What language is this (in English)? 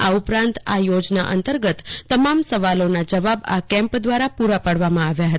Gujarati